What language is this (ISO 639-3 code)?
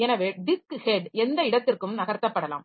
tam